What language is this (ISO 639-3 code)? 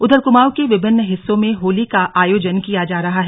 hin